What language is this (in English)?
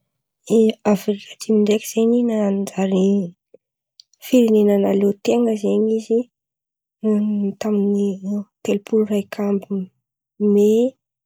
Antankarana Malagasy